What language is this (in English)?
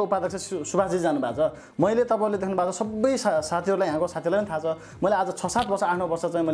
Indonesian